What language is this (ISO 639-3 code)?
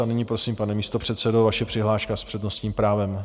ces